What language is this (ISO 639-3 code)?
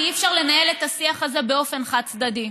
heb